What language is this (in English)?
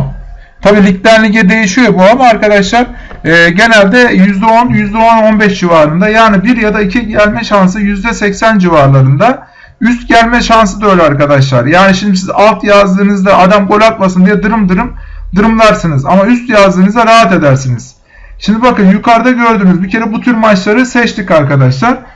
Turkish